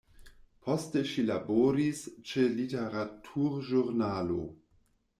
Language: Esperanto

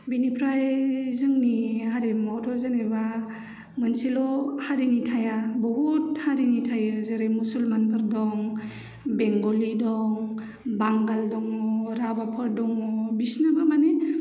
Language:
Bodo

